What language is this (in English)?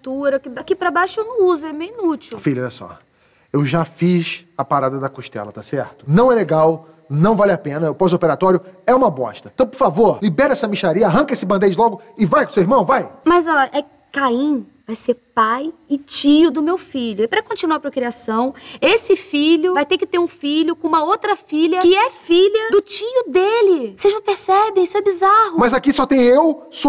Portuguese